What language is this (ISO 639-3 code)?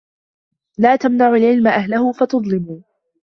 ara